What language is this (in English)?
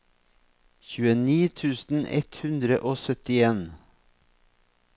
Norwegian